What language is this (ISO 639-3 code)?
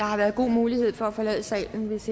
dan